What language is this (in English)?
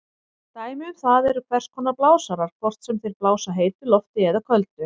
Icelandic